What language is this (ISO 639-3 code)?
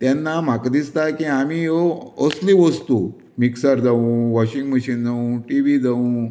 kok